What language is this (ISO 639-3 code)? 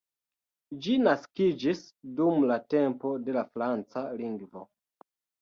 epo